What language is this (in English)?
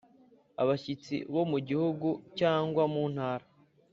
Kinyarwanda